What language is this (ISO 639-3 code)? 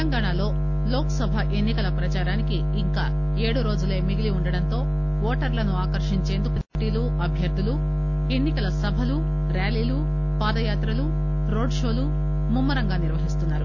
tel